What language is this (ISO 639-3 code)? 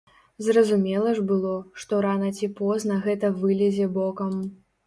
bel